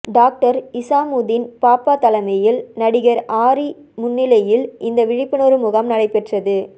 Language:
Tamil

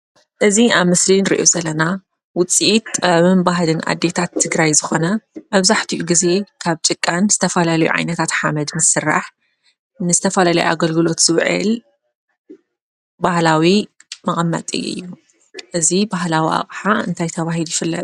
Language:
Tigrinya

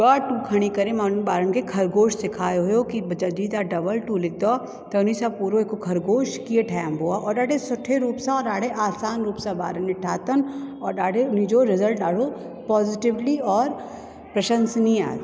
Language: Sindhi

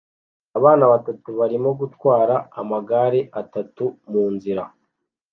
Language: Kinyarwanda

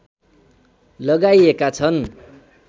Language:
Nepali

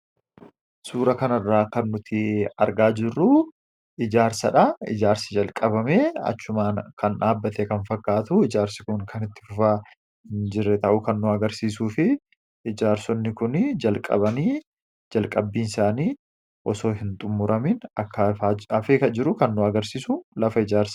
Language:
Oromo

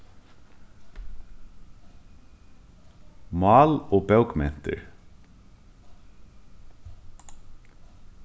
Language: Faroese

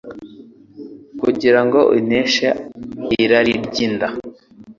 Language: Kinyarwanda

